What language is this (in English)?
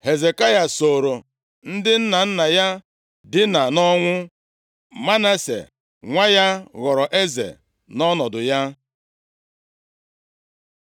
Igbo